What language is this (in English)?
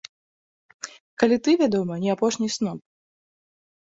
Belarusian